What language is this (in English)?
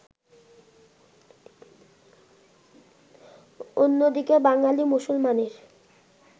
Bangla